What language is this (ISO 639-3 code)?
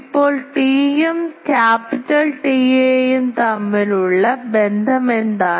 mal